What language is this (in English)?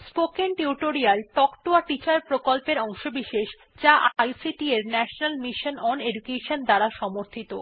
Bangla